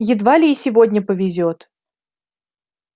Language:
Russian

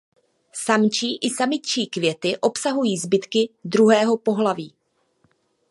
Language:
Czech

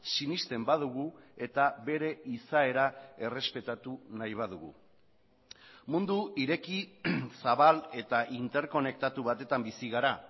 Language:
Basque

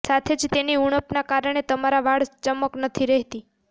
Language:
Gujarati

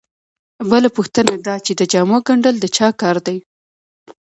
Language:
Pashto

